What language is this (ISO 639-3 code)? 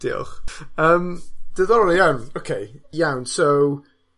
cym